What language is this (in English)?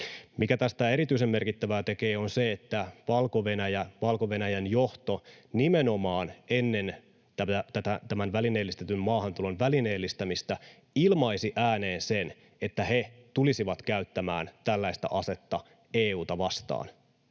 Finnish